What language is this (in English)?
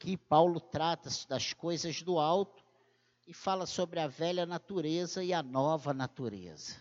Portuguese